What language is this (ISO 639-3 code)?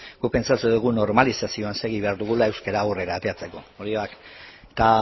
eus